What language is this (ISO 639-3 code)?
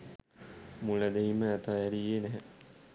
sin